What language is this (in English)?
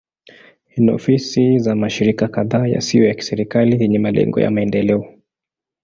Swahili